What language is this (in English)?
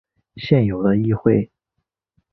Chinese